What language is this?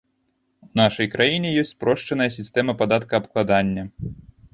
Belarusian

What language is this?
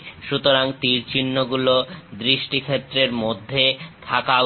Bangla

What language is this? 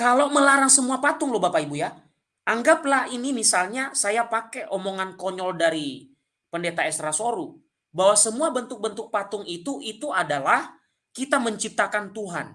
Indonesian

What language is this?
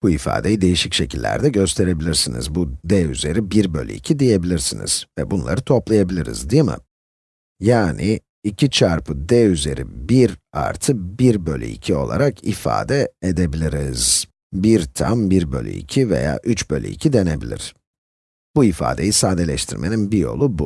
Turkish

